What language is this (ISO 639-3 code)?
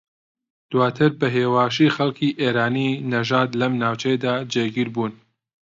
ckb